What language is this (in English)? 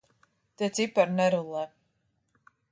Latvian